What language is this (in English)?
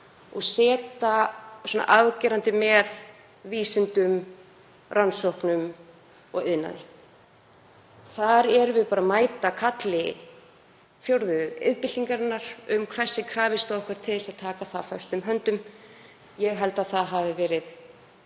Icelandic